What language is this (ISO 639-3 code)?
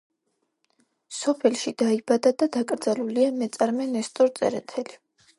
kat